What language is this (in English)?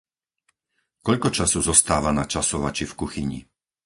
Slovak